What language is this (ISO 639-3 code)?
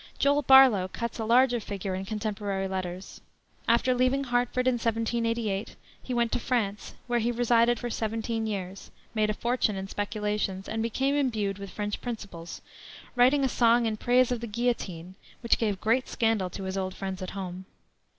eng